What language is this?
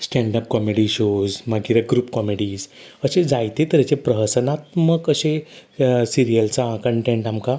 Konkani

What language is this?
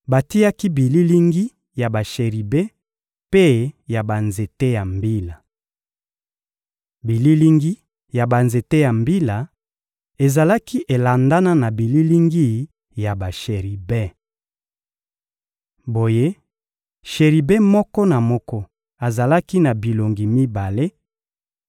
Lingala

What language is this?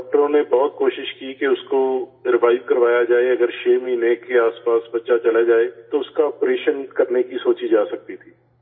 Urdu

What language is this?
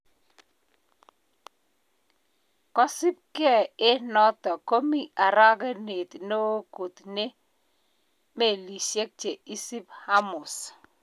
Kalenjin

